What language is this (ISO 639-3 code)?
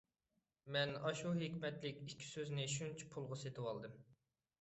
uig